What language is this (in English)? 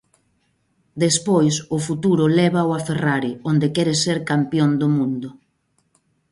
Galician